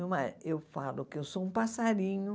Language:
Portuguese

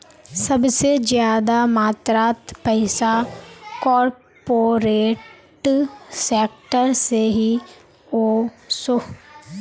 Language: Magahi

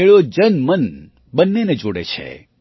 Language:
Gujarati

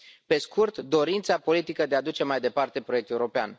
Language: Romanian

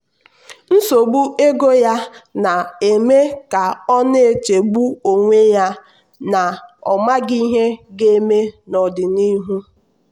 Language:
Igbo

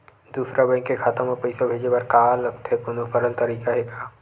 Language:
Chhattisgarhi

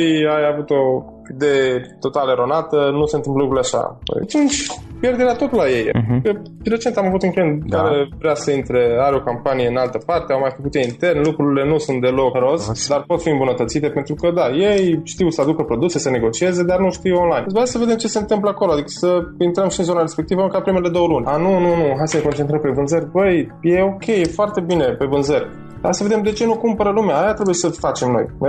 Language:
Romanian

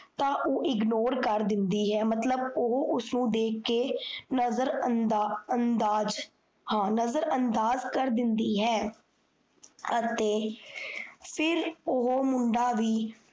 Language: Punjabi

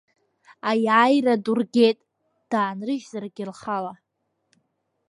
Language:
Abkhazian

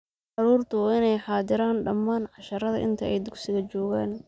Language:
Somali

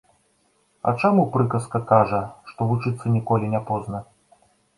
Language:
Belarusian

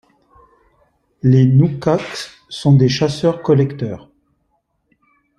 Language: French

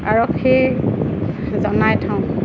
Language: Assamese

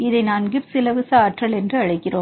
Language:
Tamil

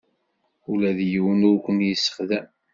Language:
Kabyle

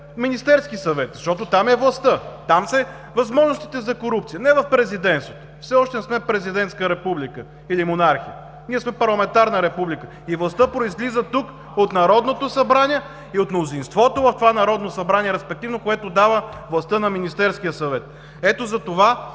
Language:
Bulgarian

